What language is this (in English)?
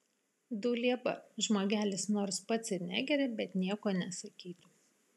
Lithuanian